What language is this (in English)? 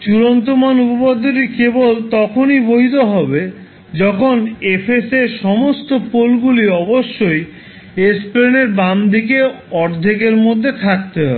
Bangla